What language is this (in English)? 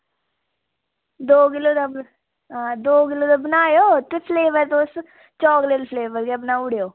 Dogri